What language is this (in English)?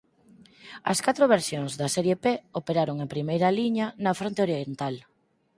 Galician